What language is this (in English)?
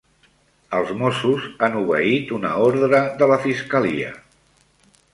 Catalan